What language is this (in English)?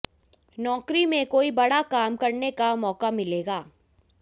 Hindi